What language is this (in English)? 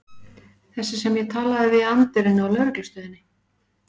Icelandic